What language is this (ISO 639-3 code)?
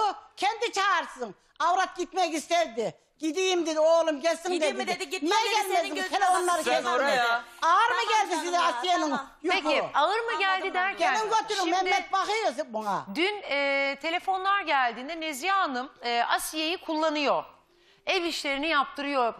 tur